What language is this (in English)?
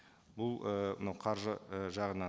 Kazakh